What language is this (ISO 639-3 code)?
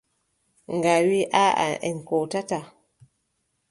fub